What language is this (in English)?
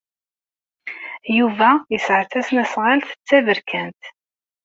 Kabyle